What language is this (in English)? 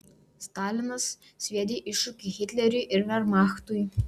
Lithuanian